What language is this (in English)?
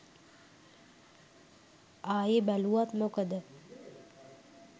Sinhala